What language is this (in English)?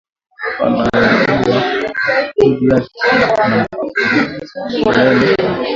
Swahili